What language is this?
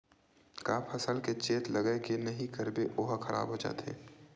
Chhattisgarhi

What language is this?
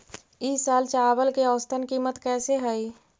Magahi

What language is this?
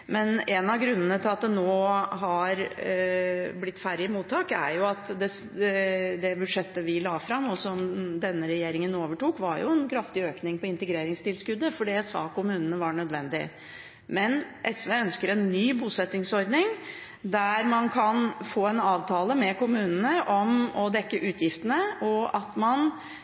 Norwegian Bokmål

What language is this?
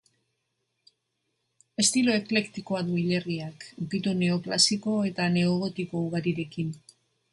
Basque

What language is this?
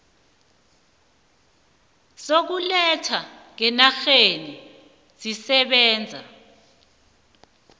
South Ndebele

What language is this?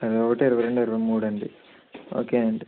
Telugu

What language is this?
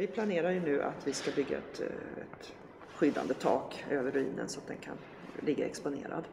Swedish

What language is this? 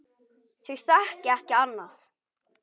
Icelandic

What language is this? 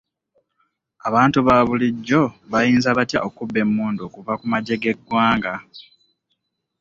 Ganda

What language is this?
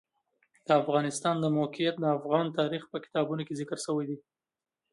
Pashto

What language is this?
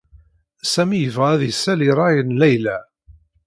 Kabyle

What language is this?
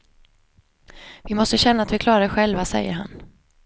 Swedish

